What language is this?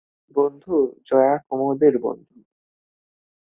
Bangla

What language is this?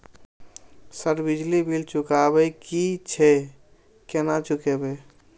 Maithili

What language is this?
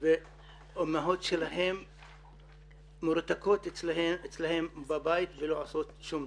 Hebrew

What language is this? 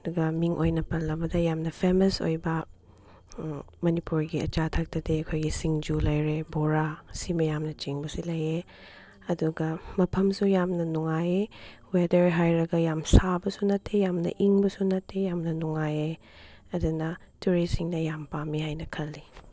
Manipuri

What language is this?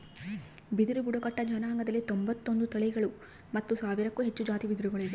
Kannada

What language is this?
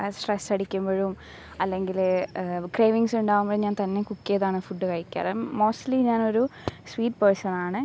Malayalam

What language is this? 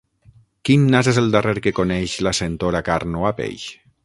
Catalan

